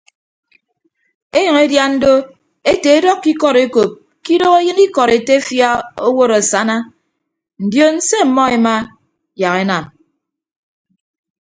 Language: Ibibio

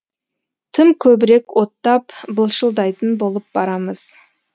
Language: Kazakh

